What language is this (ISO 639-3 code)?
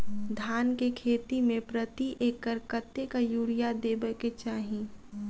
mai